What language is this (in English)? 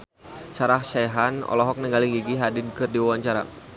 Sundanese